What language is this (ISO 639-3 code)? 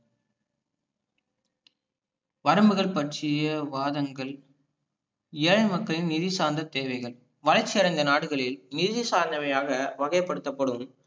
tam